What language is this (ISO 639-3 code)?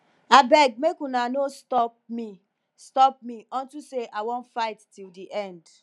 pcm